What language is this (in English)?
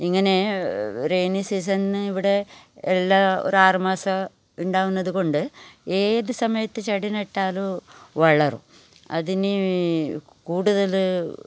Malayalam